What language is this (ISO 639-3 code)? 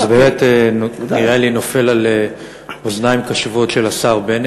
heb